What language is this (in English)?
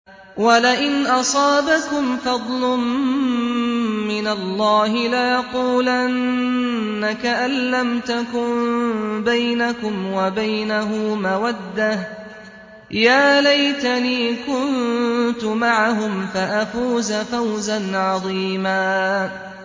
Arabic